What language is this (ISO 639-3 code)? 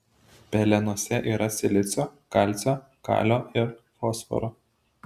lit